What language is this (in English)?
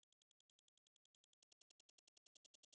Icelandic